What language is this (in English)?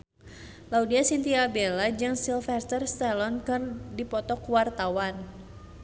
Sundanese